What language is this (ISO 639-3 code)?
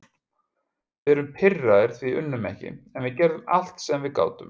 isl